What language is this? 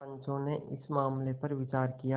Hindi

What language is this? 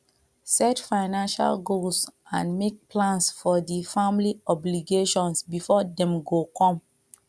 Nigerian Pidgin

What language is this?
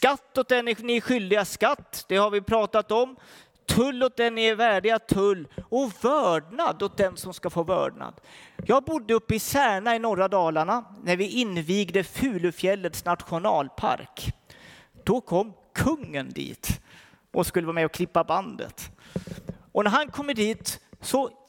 Swedish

